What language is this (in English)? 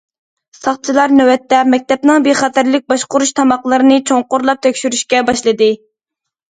Uyghur